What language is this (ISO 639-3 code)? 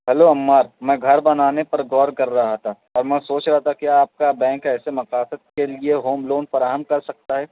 urd